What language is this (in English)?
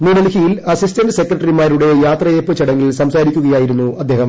Malayalam